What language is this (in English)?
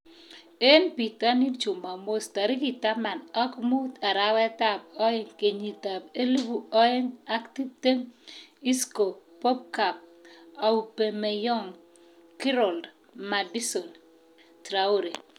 Kalenjin